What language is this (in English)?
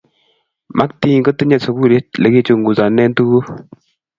Kalenjin